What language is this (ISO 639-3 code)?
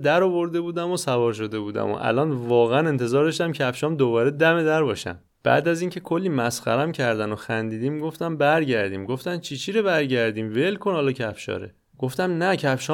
fas